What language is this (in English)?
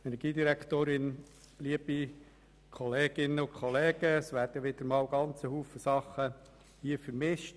Swiss German